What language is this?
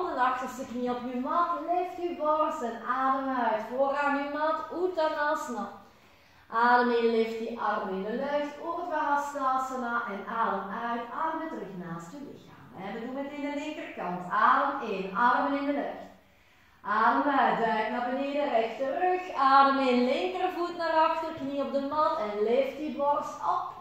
Dutch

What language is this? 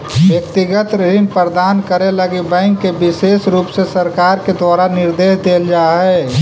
Magahi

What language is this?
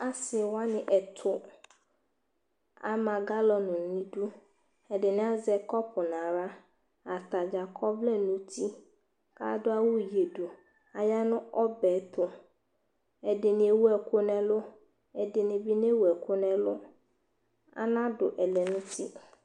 Ikposo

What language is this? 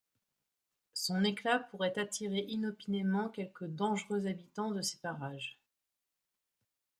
French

